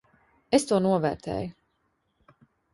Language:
Latvian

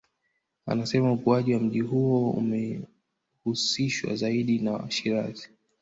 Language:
Swahili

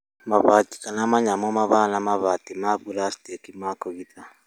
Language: Kikuyu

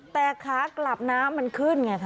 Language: Thai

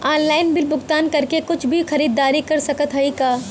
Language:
Bhojpuri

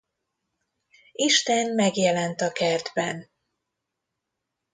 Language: Hungarian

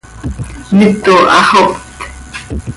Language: Seri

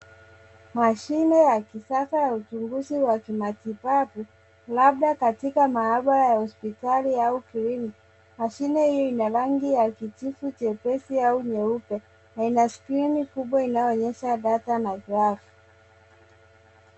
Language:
Swahili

